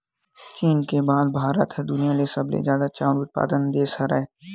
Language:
Chhattisgarhi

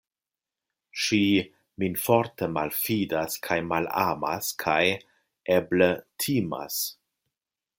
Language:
Esperanto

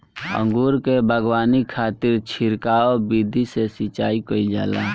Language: Bhojpuri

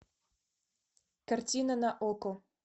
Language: Russian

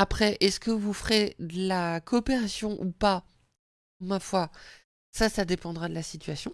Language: French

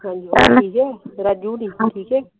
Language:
Punjabi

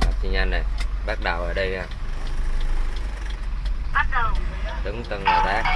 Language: Vietnamese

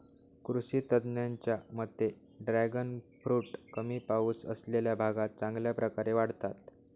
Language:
Marathi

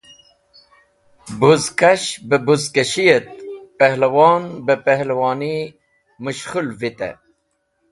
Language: Wakhi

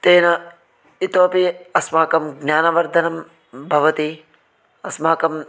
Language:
Sanskrit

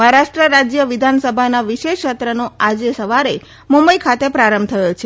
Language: Gujarati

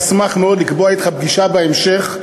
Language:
Hebrew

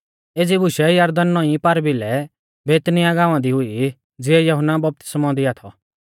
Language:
Mahasu Pahari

